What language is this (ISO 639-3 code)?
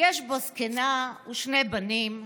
heb